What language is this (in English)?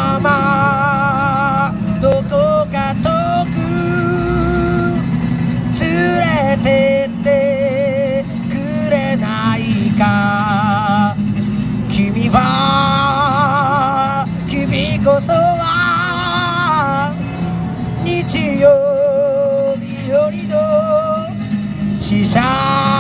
Korean